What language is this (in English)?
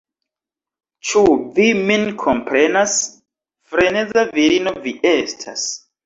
Esperanto